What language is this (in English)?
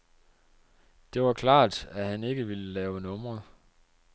Danish